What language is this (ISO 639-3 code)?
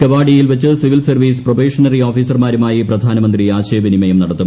mal